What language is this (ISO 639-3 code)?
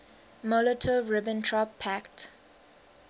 eng